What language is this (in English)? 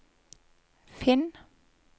Norwegian